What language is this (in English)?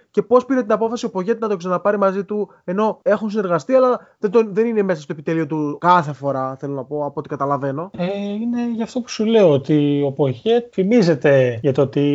Greek